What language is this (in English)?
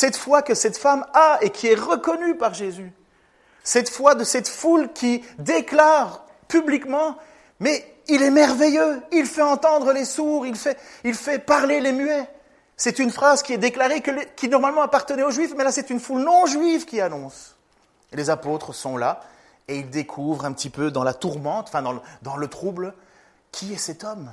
French